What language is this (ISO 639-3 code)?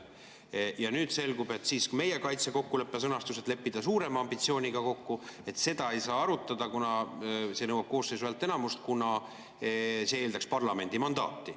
est